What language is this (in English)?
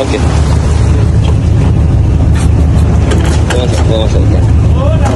Malay